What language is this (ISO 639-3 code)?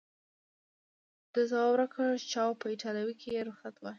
pus